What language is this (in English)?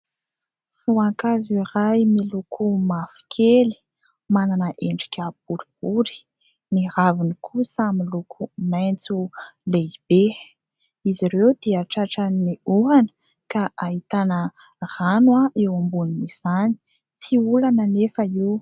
Malagasy